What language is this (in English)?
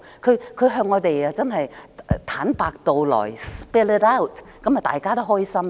Cantonese